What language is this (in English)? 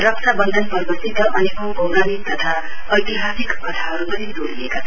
Nepali